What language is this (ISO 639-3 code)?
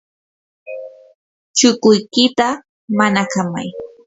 qur